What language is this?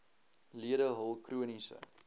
Afrikaans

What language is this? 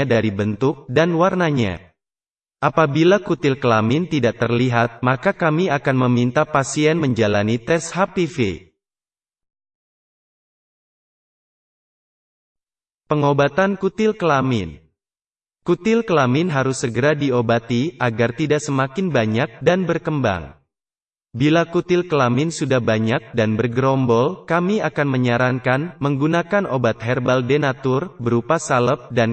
Indonesian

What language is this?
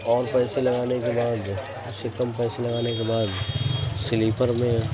Urdu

